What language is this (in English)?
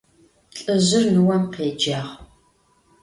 Adyghe